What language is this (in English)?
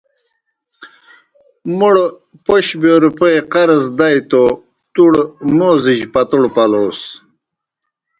Kohistani Shina